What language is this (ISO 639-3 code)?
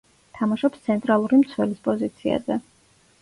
kat